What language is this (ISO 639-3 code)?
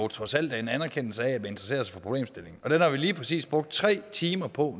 dan